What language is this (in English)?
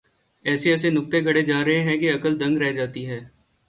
Urdu